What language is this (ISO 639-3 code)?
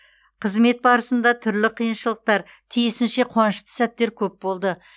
kaz